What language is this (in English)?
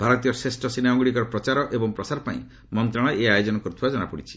Odia